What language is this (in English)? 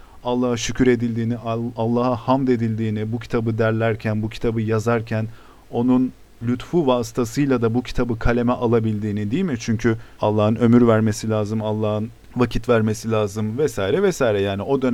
Turkish